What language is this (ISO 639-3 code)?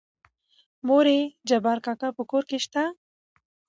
pus